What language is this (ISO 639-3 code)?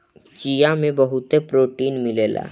bho